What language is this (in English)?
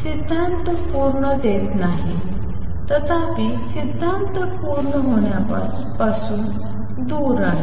Marathi